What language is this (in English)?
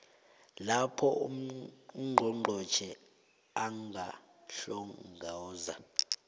South Ndebele